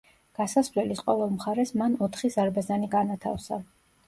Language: Georgian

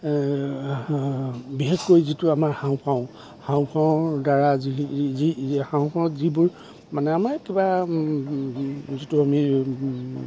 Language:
Assamese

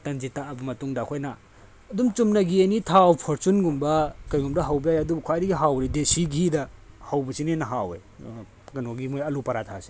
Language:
Manipuri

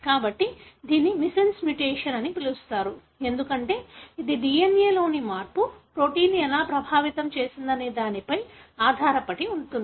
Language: Telugu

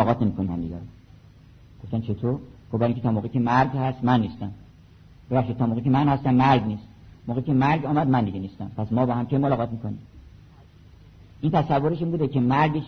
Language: Persian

